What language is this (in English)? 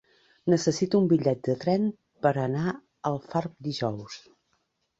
Catalan